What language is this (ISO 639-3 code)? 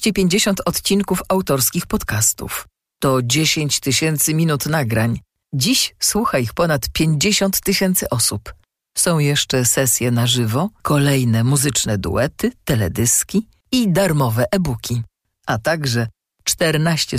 pol